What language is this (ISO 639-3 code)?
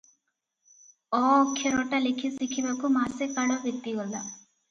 ori